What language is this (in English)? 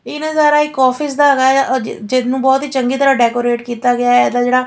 Punjabi